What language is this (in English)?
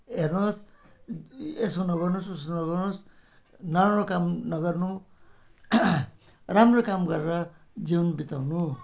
Nepali